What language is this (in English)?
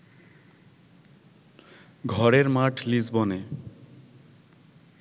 Bangla